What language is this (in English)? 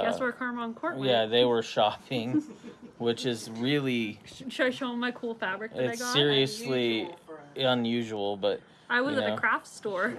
English